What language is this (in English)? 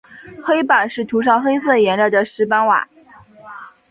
Chinese